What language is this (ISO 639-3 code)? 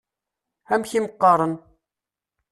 kab